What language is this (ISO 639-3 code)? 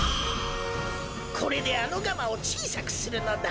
jpn